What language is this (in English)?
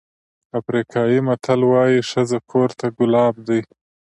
Pashto